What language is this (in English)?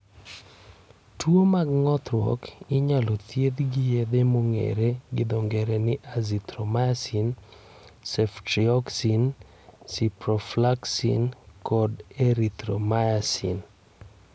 Luo (Kenya and Tanzania)